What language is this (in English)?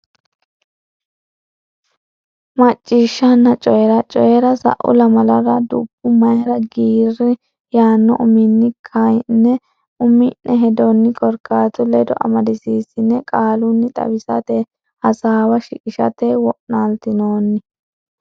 Sidamo